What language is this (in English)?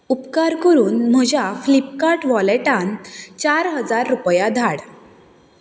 Konkani